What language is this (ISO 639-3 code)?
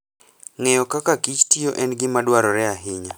luo